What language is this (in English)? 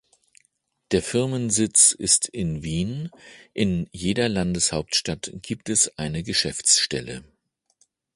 German